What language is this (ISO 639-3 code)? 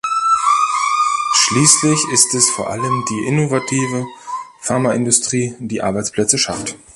deu